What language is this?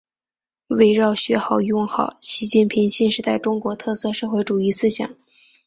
Chinese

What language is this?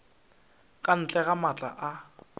Northern Sotho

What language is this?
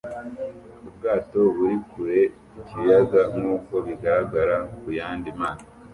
Kinyarwanda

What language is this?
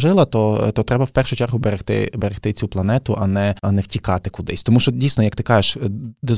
Ukrainian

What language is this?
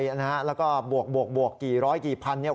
Thai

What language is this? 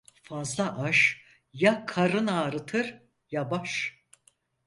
Turkish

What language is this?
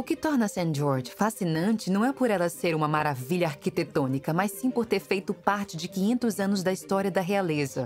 Portuguese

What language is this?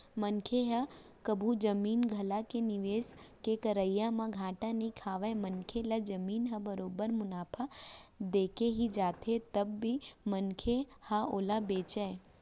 Chhattisgarhi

